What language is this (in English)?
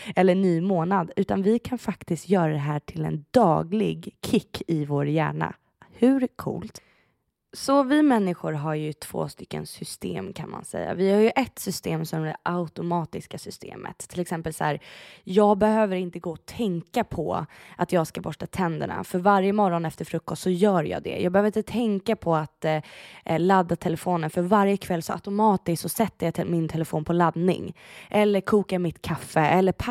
Swedish